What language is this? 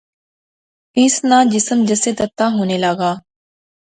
Pahari-Potwari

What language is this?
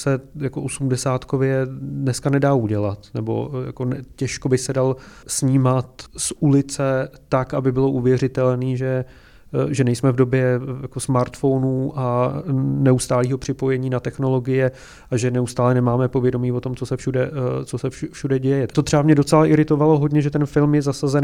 Czech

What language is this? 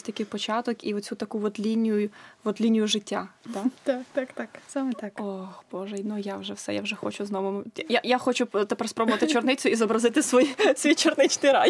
Ukrainian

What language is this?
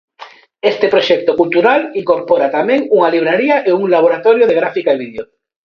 Galician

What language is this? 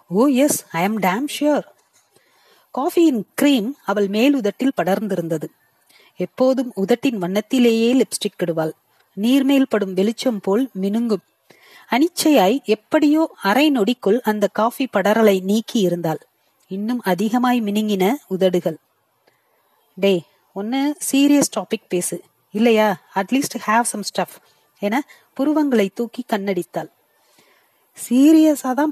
Tamil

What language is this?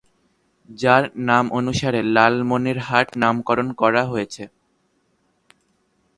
Bangla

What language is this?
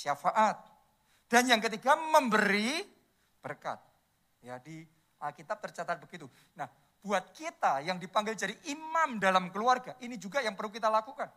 Indonesian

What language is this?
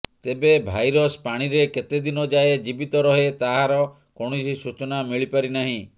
Odia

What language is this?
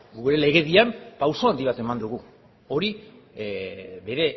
Basque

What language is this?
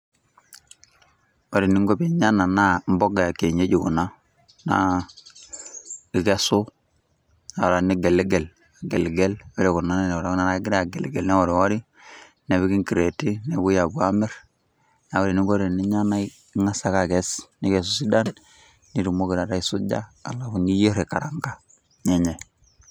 Masai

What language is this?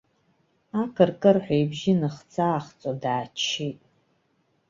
Abkhazian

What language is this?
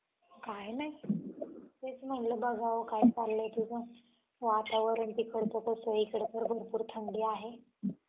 Marathi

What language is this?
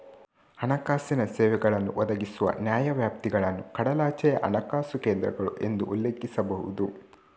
Kannada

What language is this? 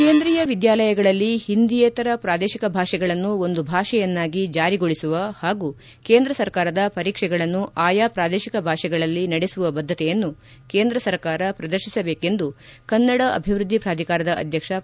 Kannada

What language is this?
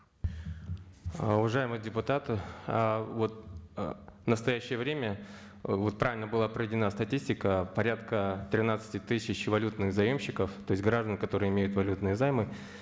Kazakh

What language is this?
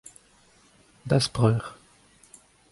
Breton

